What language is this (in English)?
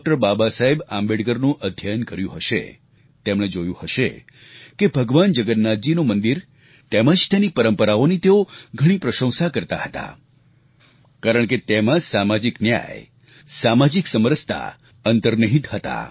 Gujarati